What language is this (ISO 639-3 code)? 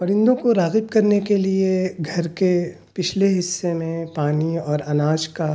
urd